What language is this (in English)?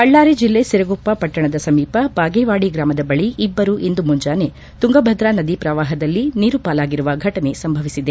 Kannada